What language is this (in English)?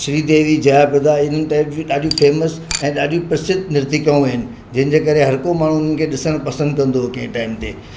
Sindhi